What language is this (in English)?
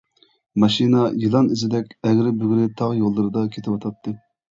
Uyghur